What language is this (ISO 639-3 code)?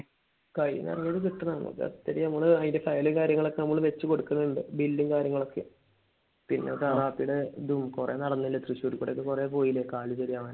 mal